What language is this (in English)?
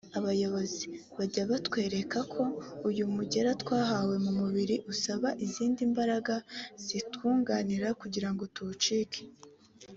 Kinyarwanda